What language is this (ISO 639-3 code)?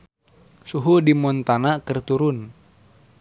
sun